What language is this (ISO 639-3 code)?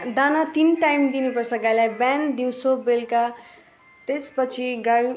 nep